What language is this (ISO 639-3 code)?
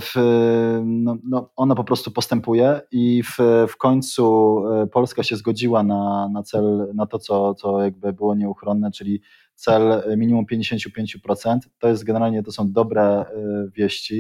pol